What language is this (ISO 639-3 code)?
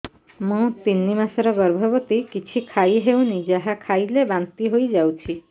ori